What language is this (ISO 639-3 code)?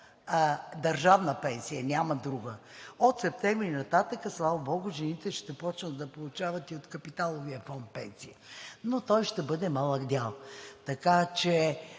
bul